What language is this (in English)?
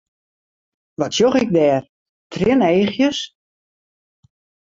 Western Frisian